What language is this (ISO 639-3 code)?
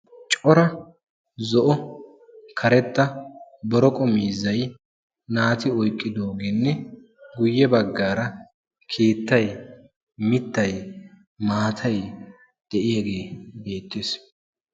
wal